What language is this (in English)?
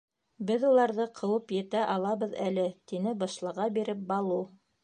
Bashkir